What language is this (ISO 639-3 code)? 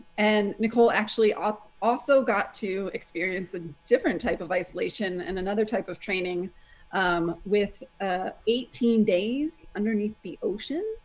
eng